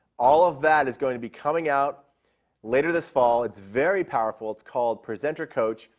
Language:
English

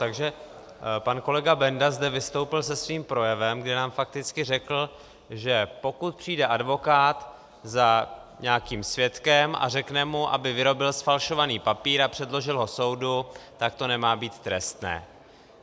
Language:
Czech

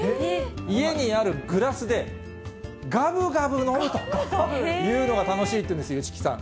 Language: Japanese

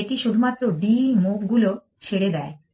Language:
Bangla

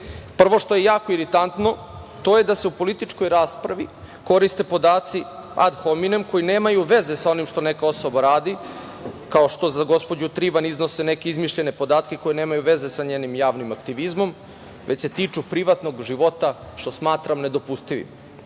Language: Serbian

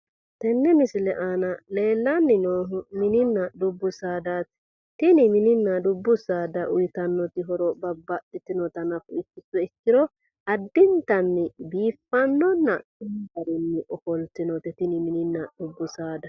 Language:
Sidamo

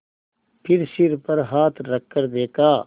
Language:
Hindi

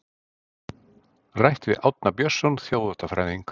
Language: Icelandic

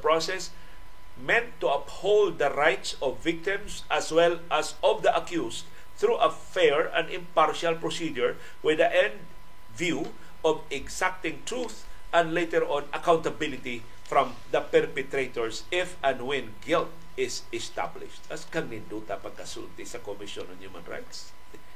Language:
Filipino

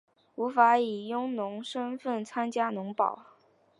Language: Chinese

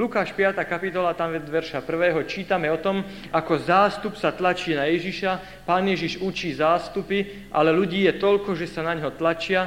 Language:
Slovak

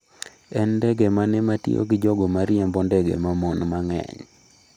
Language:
Luo (Kenya and Tanzania)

